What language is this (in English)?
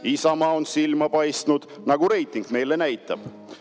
Estonian